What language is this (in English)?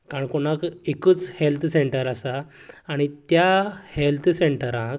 Konkani